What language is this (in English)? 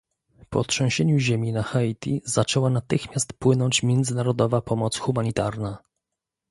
Polish